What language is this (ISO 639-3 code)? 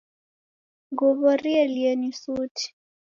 dav